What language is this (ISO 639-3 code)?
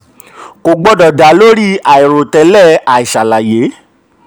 yor